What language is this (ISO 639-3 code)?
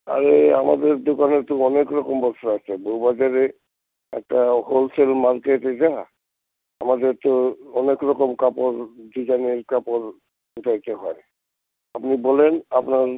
ben